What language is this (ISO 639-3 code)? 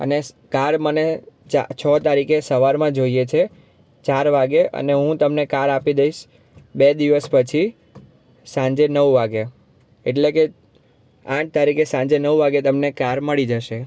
guj